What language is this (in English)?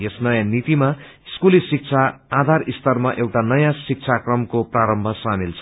Nepali